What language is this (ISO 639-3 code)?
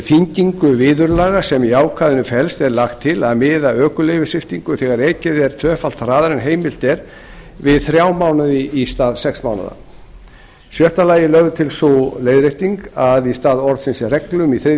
isl